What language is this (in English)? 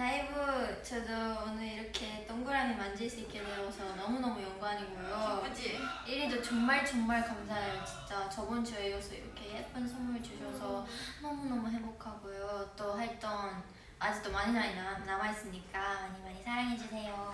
Korean